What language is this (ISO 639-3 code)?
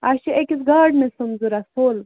kas